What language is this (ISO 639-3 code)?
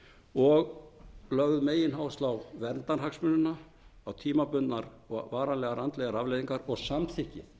isl